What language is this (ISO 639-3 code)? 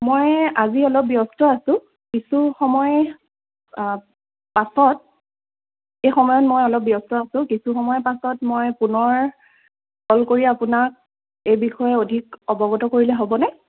asm